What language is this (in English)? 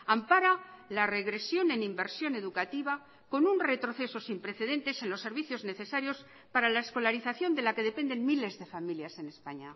Spanish